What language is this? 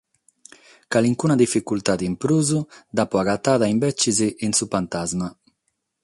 Sardinian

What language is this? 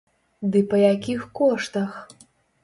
Belarusian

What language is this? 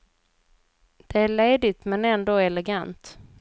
Swedish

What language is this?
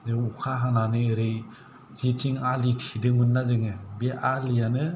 Bodo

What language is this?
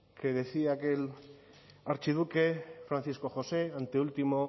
Spanish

